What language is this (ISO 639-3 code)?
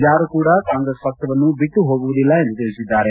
kan